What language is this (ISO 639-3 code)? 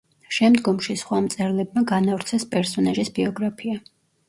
kat